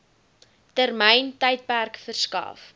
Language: Afrikaans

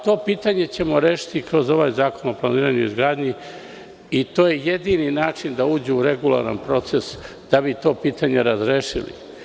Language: Serbian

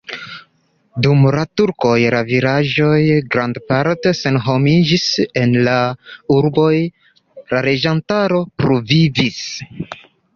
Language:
Esperanto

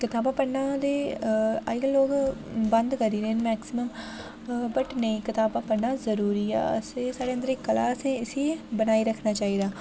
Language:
Dogri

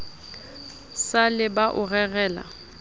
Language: Southern Sotho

